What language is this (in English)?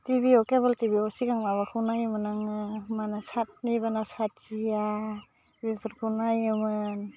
Bodo